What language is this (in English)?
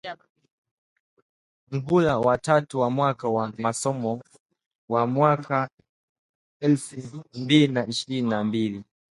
Swahili